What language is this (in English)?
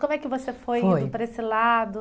Portuguese